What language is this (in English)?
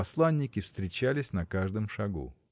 Russian